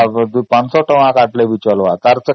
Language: Odia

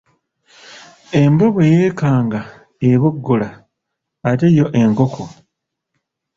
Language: Ganda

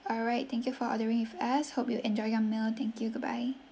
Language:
English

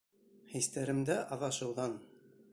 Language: Bashkir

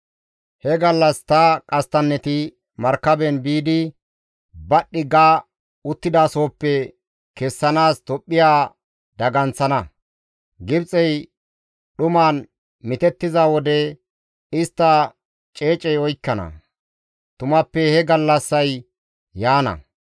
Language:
Gamo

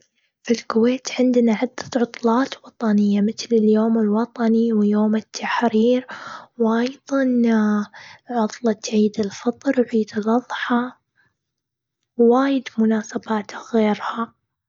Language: Gulf Arabic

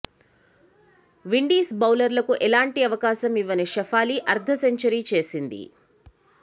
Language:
Telugu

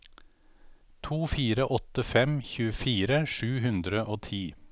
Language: Norwegian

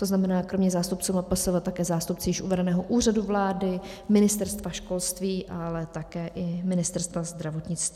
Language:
Czech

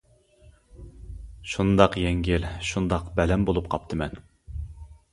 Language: Uyghur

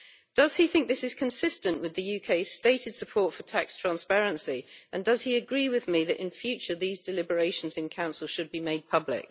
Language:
English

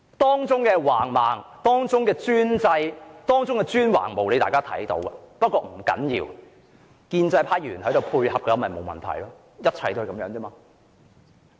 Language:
Cantonese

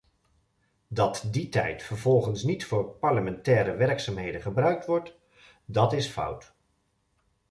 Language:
Dutch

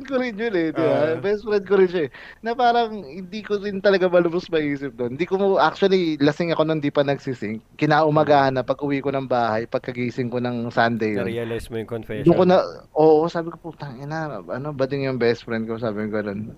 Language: Filipino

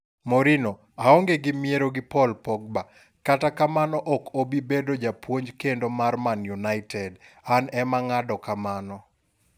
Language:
Luo (Kenya and Tanzania)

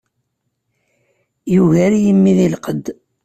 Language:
Kabyle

